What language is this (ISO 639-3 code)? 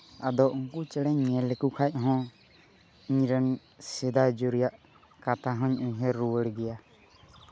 sat